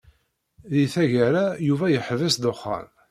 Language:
Kabyle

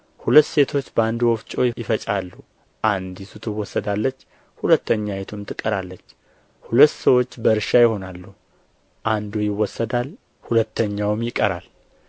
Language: Amharic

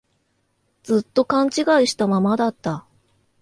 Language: Japanese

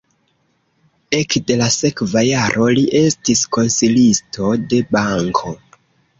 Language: Esperanto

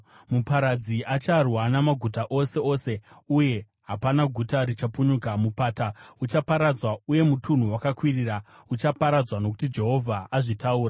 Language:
Shona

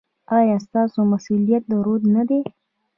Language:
Pashto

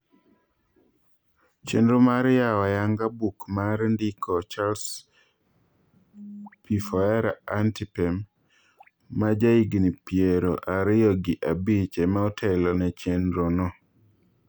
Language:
Luo (Kenya and Tanzania)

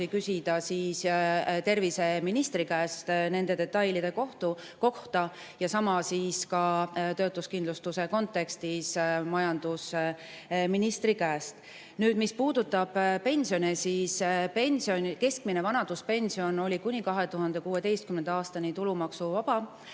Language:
Estonian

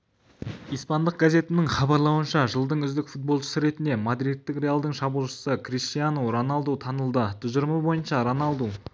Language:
Kazakh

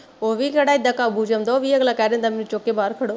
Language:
Punjabi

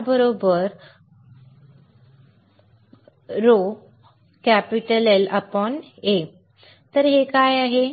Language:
Marathi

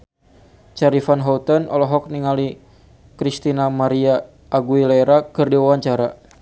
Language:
Sundanese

